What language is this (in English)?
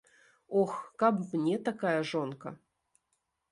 Belarusian